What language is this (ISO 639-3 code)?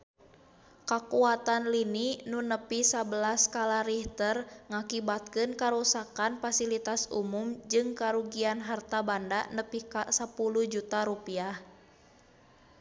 sun